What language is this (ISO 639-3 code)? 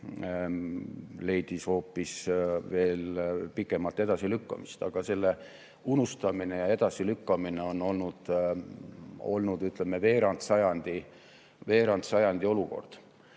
est